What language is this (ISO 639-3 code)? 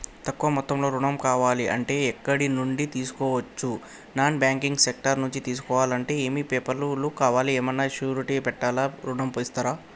tel